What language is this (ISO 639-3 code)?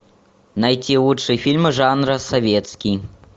rus